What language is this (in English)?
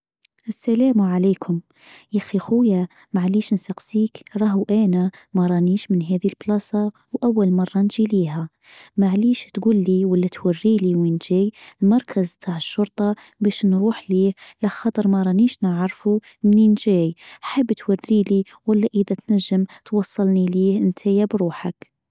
Tunisian Arabic